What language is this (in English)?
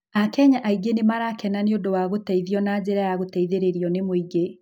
Kikuyu